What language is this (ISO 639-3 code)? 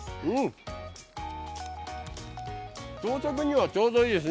jpn